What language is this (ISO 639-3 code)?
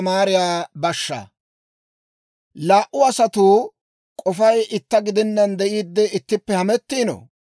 dwr